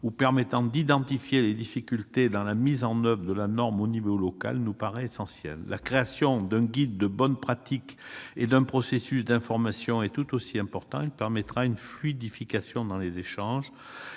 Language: French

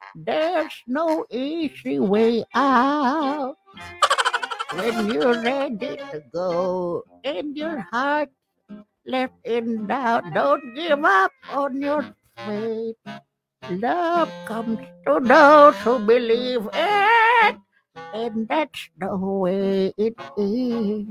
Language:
Filipino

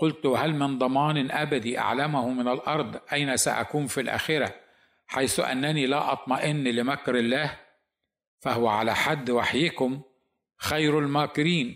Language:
Arabic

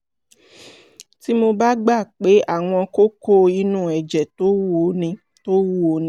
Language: Yoruba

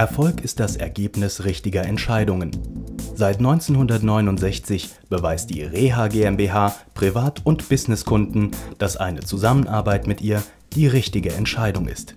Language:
German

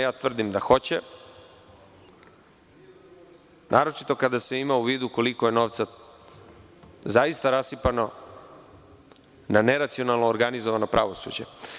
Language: Serbian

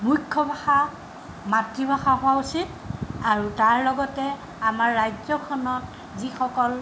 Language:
Assamese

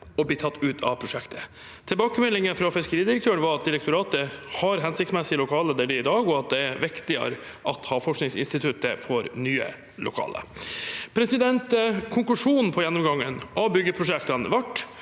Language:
Norwegian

